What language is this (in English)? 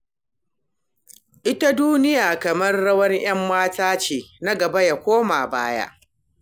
Hausa